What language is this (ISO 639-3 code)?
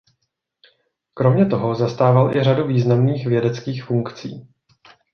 ces